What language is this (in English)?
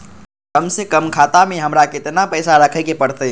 Magahi